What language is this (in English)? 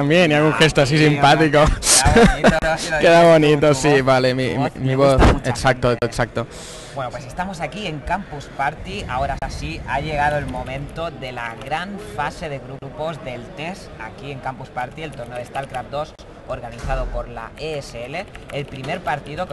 Spanish